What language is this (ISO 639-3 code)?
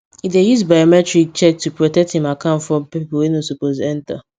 pcm